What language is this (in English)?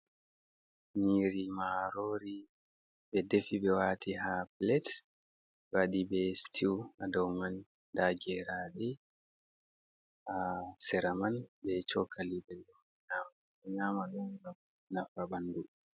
Fula